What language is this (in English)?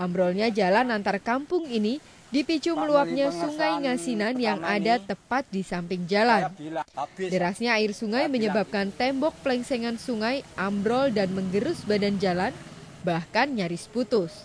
Indonesian